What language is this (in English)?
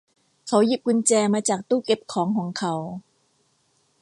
Thai